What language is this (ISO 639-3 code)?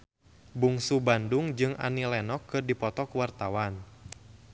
sun